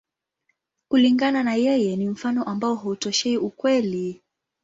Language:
Swahili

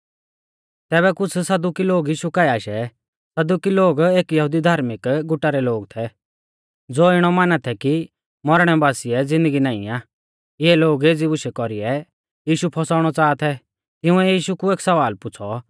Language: Mahasu Pahari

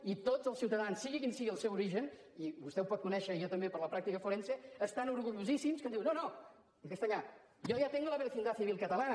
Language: Catalan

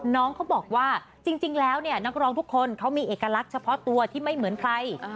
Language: Thai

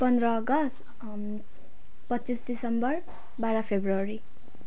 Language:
Nepali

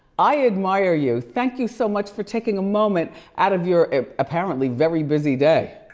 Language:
English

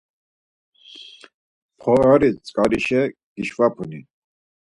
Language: Laz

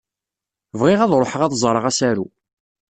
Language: Kabyle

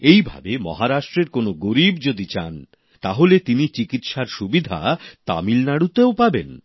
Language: Bangla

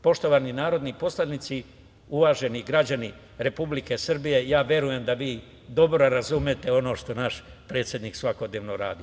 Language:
Serbian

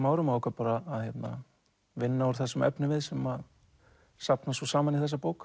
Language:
Icelandic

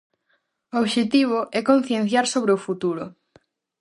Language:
Galician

